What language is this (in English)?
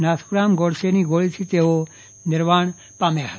Gujarati